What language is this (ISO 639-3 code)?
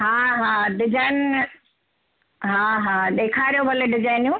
snd